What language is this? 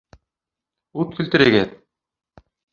Bashkir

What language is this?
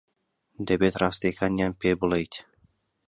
Central Kurdish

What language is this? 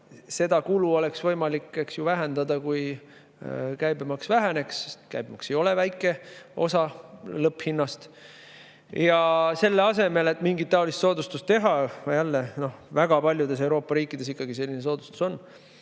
Estonian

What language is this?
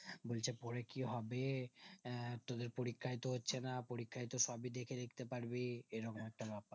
Bangla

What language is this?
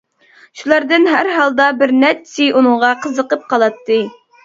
Uyghur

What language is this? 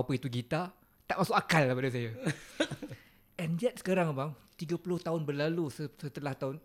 Malay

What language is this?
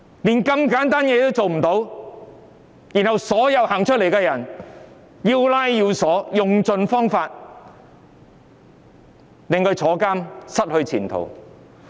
Cantonese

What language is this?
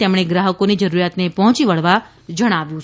Gujarati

